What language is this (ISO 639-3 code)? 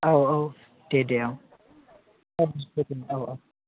brx